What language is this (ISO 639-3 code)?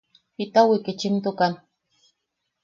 yaq